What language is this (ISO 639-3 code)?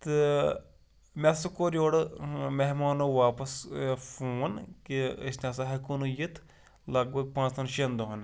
kas